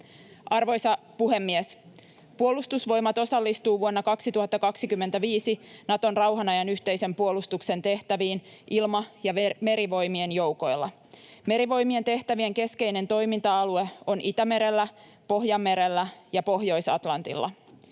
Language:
Finnish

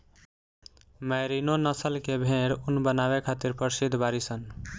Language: Bhojpuri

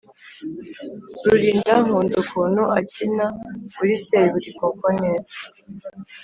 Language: Kinyarwanda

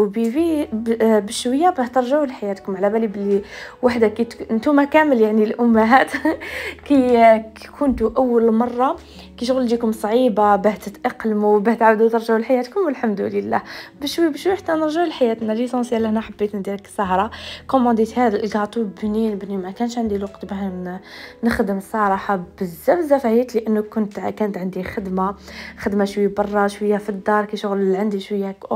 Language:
Arabic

